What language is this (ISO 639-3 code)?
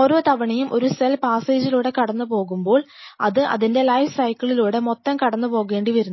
mal